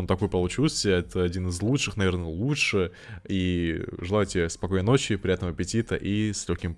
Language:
Russian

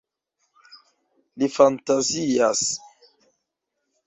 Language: Esperanto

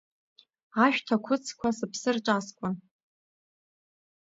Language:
Abkhazian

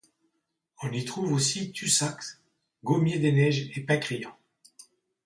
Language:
French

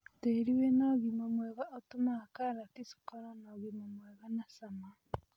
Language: Kikuyu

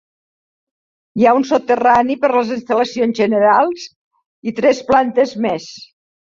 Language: Catalan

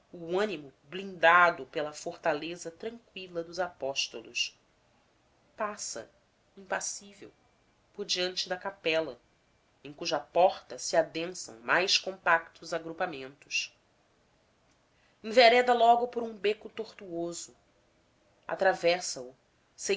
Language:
Portuguese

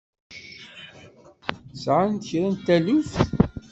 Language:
Kabyle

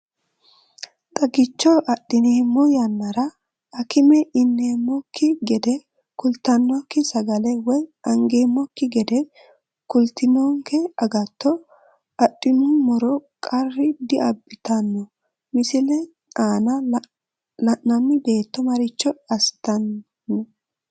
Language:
Sidamo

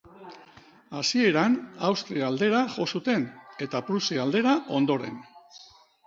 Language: Basque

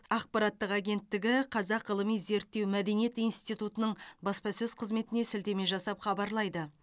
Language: Kazakh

